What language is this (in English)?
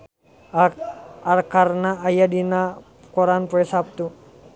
Sundanese